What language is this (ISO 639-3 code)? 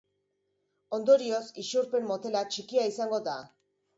eus